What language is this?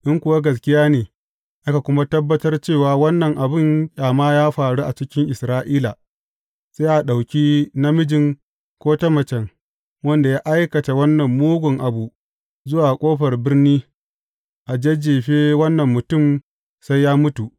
Hausa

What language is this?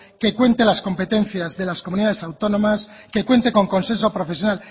Spanish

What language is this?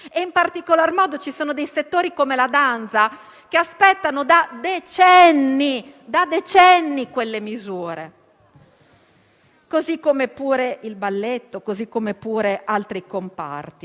Italian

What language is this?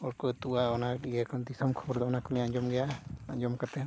Santali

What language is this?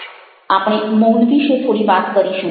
Gujarati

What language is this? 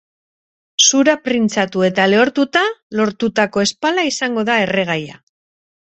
Basque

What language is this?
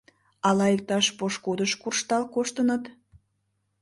Mari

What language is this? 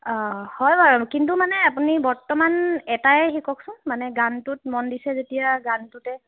Assamese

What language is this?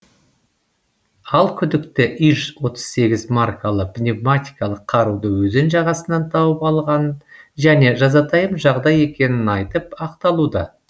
Kazakh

